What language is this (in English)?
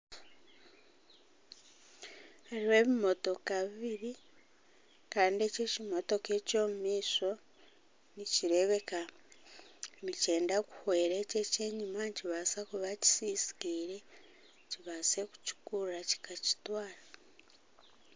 Nyankole